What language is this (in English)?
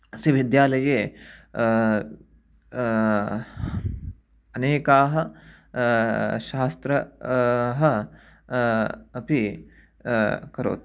Sanskrit